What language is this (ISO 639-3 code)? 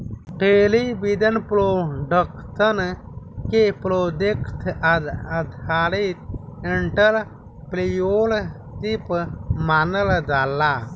bho